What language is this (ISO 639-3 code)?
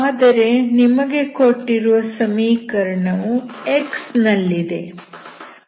kan